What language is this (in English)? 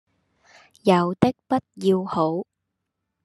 Cantonese